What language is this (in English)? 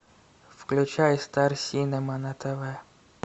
Russian